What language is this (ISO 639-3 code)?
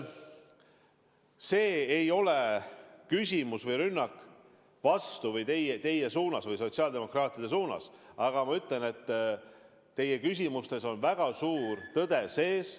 est